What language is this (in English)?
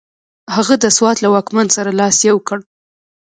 Pashto